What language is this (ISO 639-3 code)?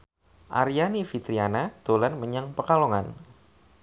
jav